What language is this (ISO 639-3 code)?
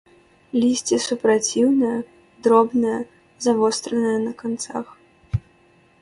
bel